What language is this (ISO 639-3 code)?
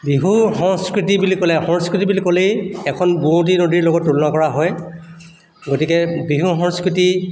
asm